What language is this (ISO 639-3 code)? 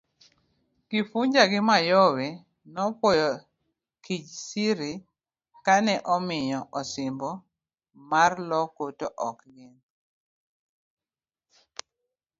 luo